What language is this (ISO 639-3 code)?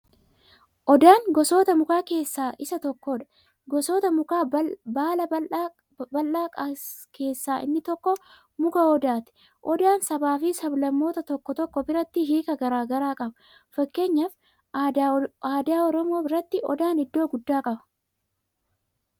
orm